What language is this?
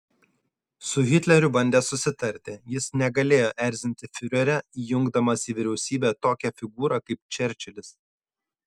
Lithuanian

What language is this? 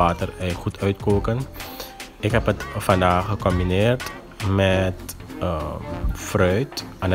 Dutch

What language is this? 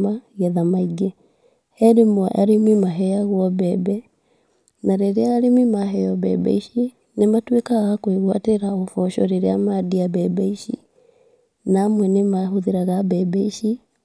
Kikuyu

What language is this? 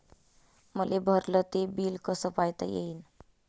Marathi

